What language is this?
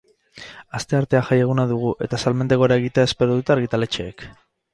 Basque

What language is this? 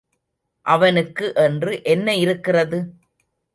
Tamil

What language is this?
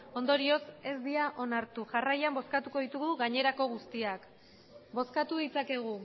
Basque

